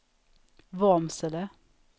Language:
Swedish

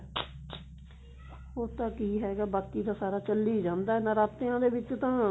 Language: Punjabi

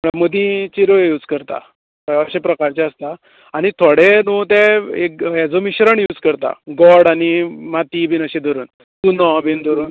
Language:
Konkani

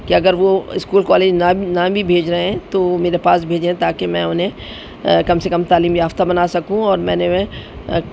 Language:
Urdu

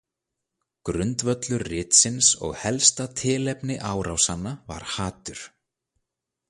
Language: Icelandic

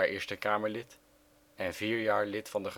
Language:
Dutch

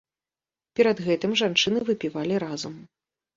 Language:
Belarusian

